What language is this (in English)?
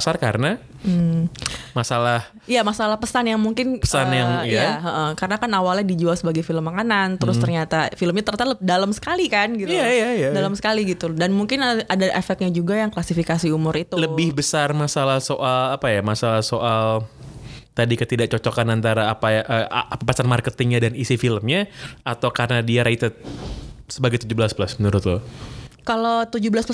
Indonesian